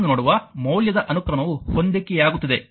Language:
Kannada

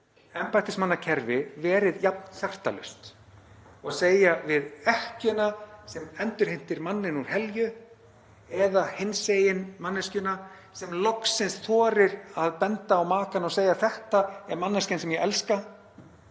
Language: Icelandic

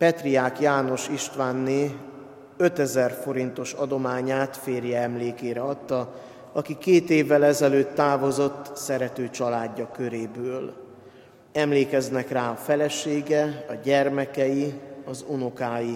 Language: Hungarian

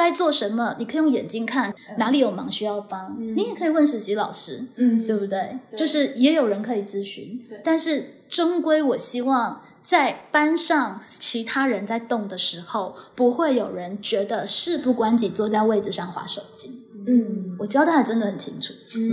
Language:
Chinese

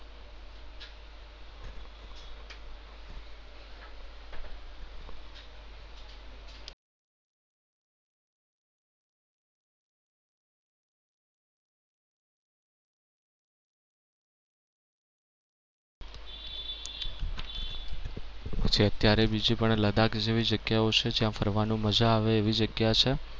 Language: Gujarati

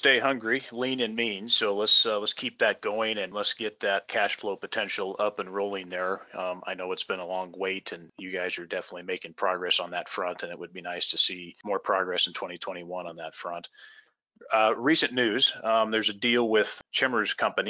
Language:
English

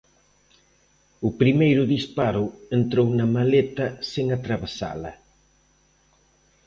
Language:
Galician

